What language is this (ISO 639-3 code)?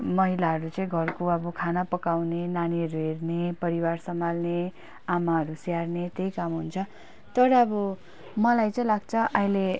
nep